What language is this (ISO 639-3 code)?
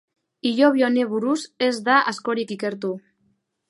eus